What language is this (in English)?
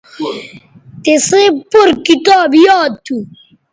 Bateri